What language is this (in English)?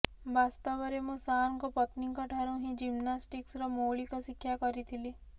Odia